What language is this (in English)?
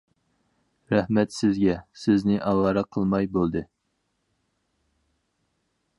Uyghur